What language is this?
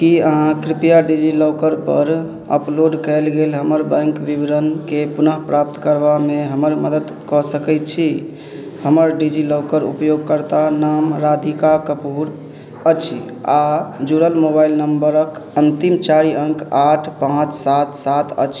Maithili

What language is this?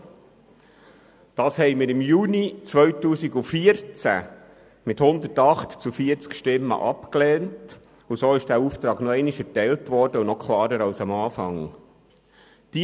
Swiss German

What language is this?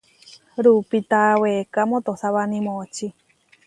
Huarijio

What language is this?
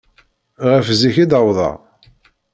Kabyle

